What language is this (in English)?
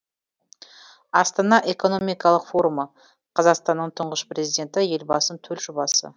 Kazakh